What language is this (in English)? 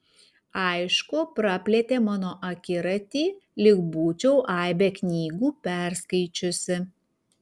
Lithuanian